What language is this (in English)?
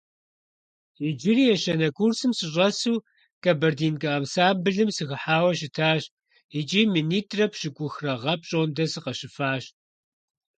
Kabardian